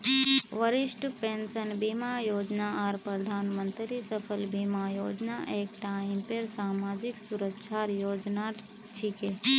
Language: Magahi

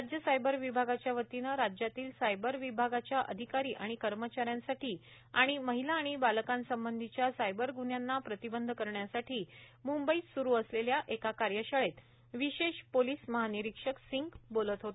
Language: Marathi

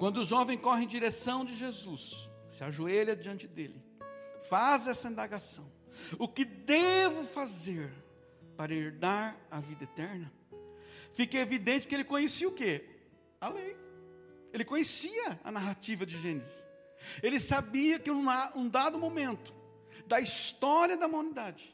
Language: Portuguese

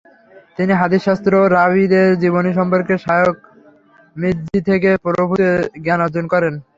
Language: Bangla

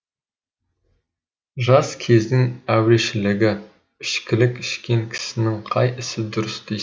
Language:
Kazakh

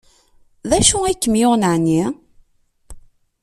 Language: Kabyle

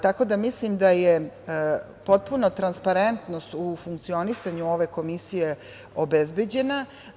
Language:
Serbian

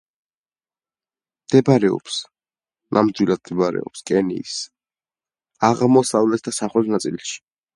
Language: Georgian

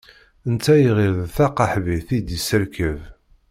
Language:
Kabyle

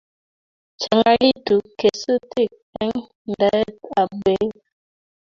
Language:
Kalenjin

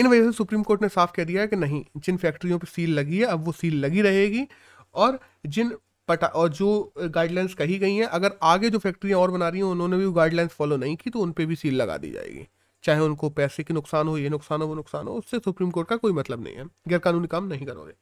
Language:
Hindi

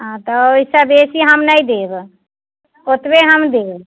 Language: Maithili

